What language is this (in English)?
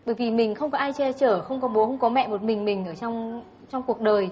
Vietnamese